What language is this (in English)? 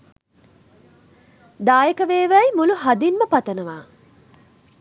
Sinhala